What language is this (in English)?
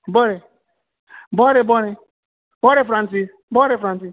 Konkani